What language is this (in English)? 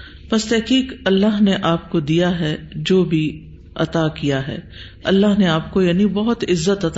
Urdu